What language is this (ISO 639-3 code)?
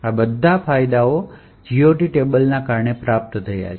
guj